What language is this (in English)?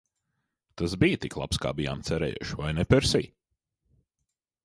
Latvian